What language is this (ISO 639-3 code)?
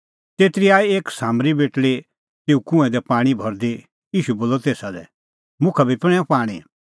kfx